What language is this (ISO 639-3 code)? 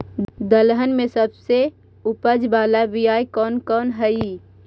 mag